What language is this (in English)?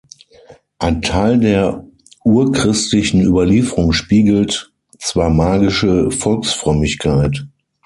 German